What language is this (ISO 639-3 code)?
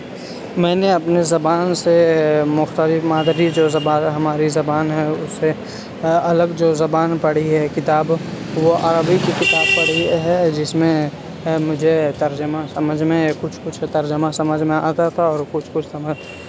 urd